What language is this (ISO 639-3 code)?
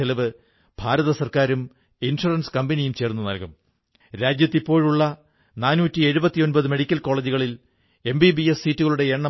mal